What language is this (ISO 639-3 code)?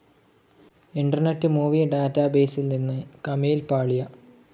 mal